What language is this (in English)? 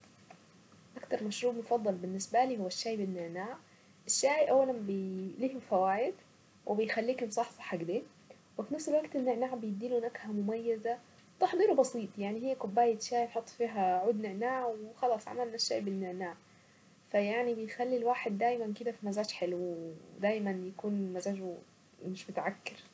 Saidi Arabic